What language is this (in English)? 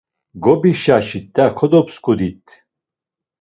Laz